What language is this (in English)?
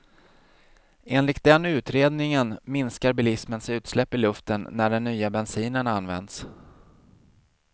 Swedish